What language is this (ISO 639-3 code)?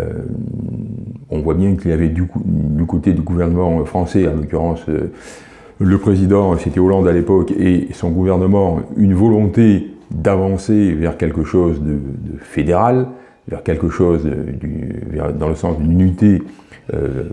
fra